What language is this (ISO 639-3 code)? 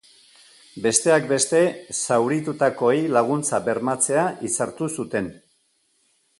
eus